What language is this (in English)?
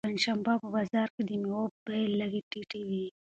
Pashto